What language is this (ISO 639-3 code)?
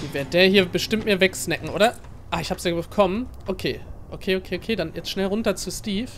deu